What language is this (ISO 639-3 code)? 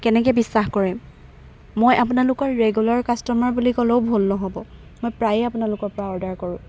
asm